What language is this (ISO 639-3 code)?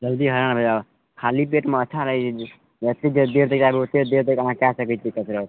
mai